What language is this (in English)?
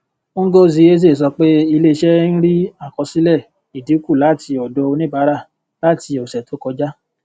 Yoruba